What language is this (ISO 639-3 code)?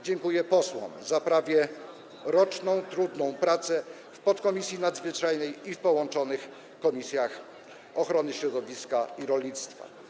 pol